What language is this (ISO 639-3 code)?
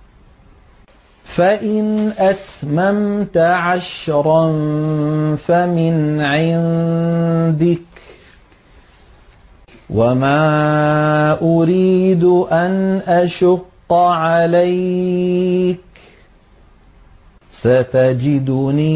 ara